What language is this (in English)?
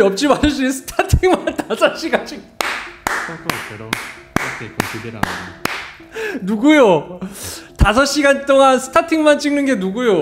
Korean